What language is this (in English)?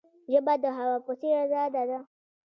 Pashto